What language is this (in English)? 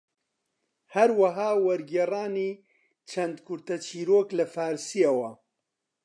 Central Kurdish